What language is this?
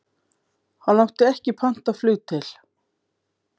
Icelandic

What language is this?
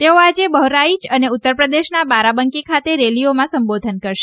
Gujarati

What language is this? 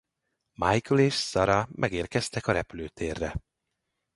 Hungarian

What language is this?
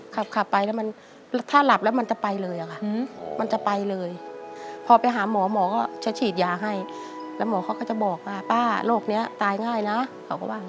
Thai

